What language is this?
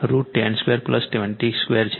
Gujarati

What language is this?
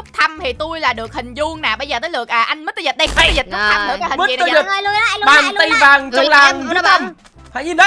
Vietnamese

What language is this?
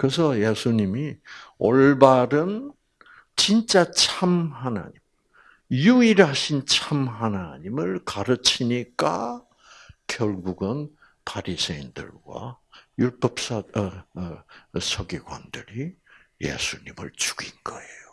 Korean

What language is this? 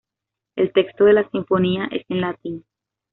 Spanish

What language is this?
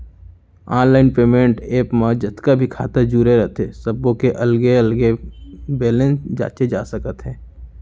Chhattisgarhi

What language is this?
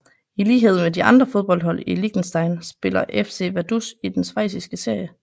Danish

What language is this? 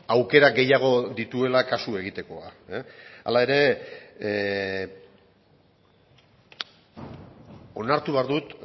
Basque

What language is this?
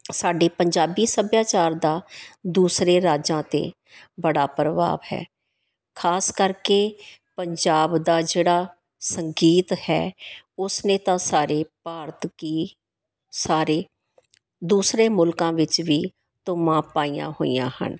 Punjabi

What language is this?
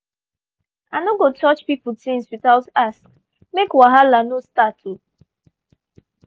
Nigerian Pidgin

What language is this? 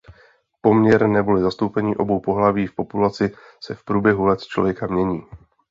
Czech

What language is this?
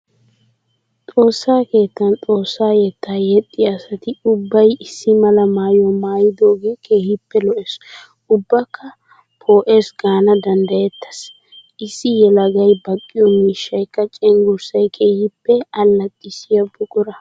Wolaytta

